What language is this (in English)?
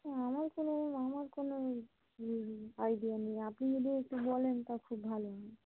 Bangla